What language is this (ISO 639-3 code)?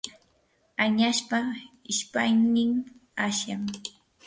qur